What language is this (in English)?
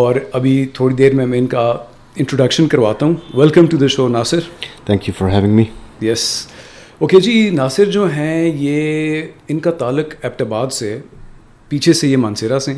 Urdu